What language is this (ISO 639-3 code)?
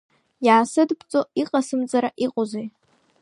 abk